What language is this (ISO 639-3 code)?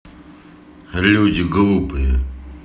rus